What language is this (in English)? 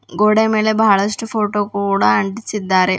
Kannada